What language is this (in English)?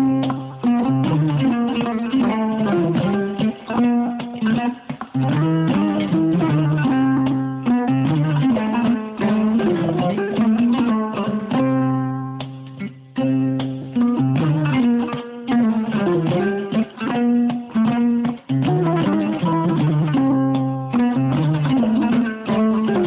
Fula